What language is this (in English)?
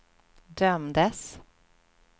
Swedish